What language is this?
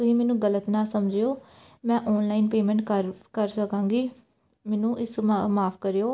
Punjabi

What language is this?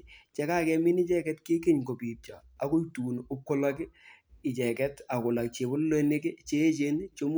Kalenjin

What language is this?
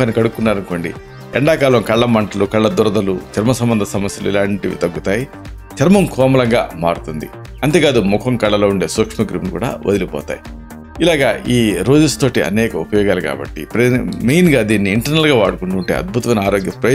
Telugu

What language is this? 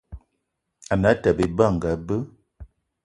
Eton (Cameroon)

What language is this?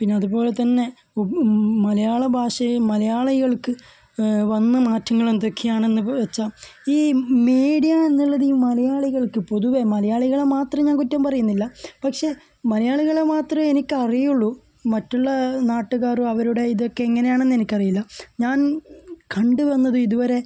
Malayalam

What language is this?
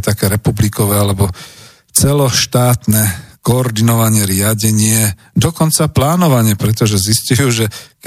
Slovak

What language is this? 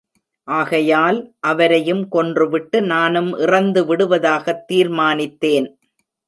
Tamil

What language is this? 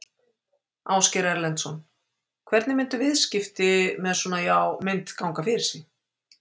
Icelandic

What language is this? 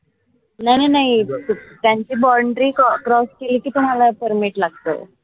Marathi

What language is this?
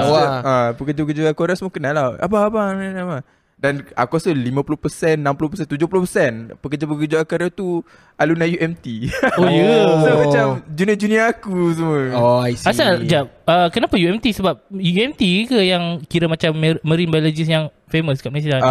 Malay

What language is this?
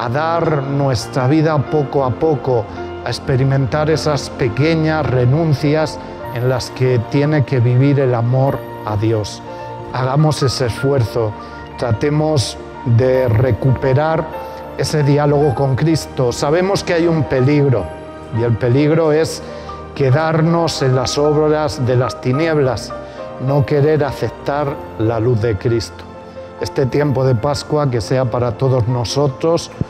Spanish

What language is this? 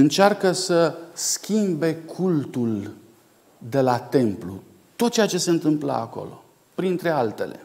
Romanian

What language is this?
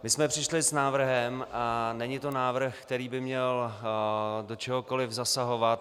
Czech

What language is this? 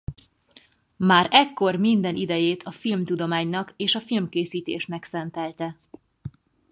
Hungarian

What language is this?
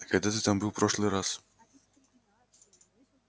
Russian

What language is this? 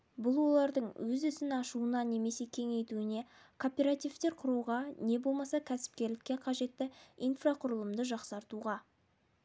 Kazakh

